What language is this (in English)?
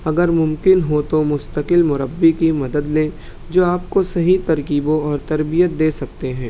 Urdu